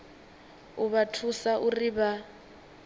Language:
Venda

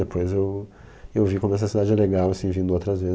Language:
Portuguese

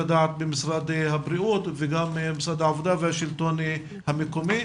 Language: Hebrew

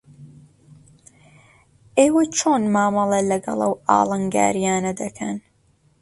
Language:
Central Kurdish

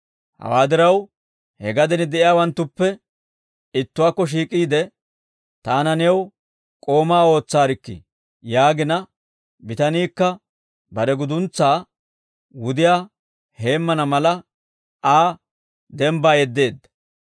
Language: Dawro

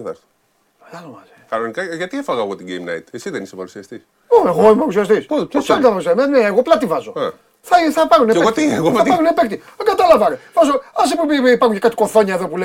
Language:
Greek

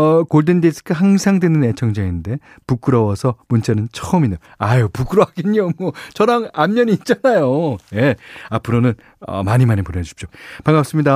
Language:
Korean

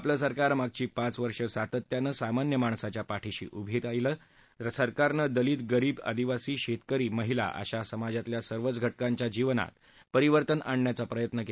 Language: Marathi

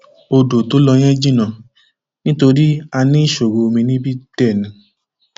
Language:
Yoruba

